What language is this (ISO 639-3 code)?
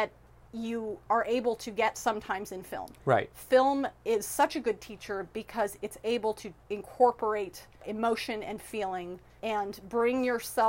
eng